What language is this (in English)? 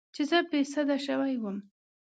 Pashto